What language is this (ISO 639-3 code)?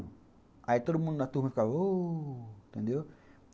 por